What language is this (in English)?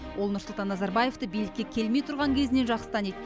Kazakh